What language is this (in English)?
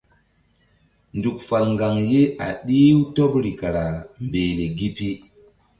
Mbum